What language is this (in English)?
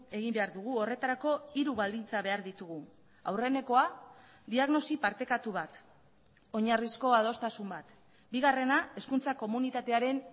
Basque